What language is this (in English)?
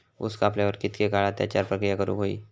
Marathi